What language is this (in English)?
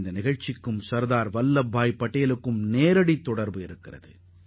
Tamil